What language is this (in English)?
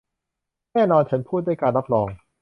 Thai